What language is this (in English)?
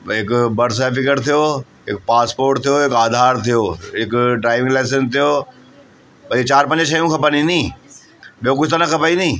Sindhi